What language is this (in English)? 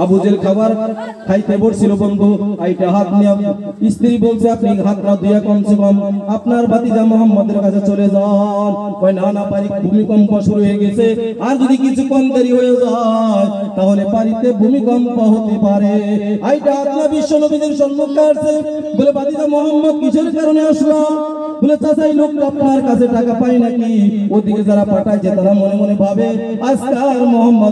Arabic